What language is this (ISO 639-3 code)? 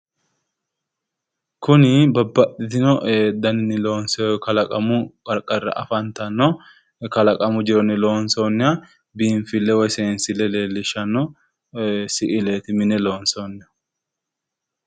sid